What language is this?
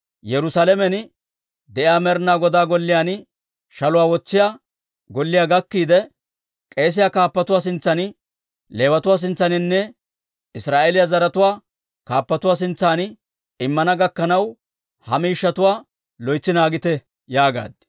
Dawro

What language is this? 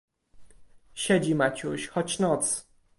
Polish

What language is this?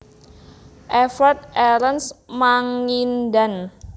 Javanese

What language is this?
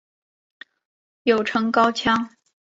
Chinese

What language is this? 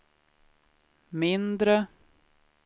Swedish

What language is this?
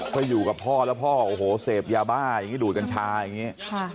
Thai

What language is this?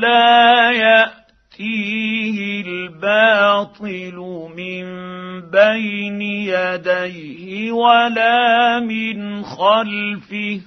Arabic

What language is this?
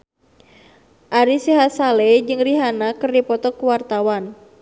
Sundanese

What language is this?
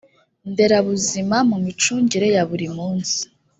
Kinyarwanda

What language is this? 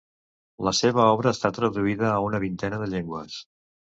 Catalan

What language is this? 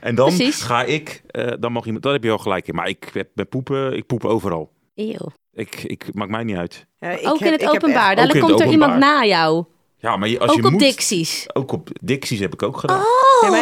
Dutch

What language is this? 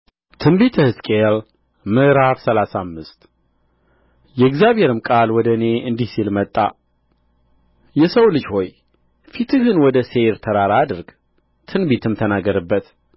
Amharic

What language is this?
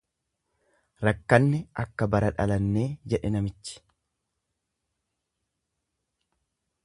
Oromo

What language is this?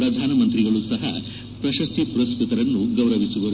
Kannada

